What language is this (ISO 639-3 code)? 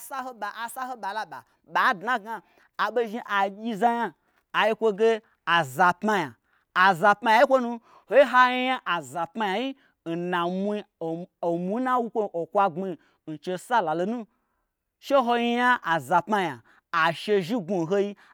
gbr